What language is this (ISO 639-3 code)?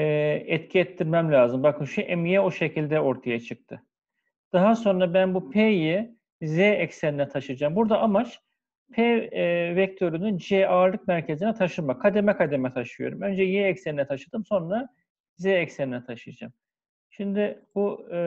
tur